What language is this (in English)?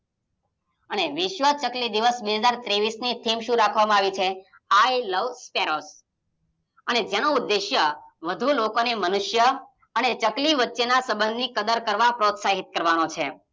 Gujarati